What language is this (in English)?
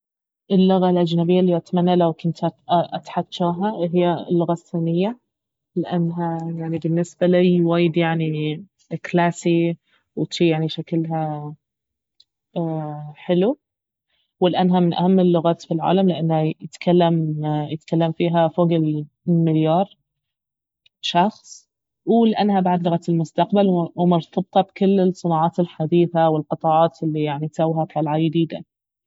Baharna Arabic